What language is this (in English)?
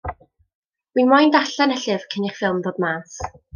Welsh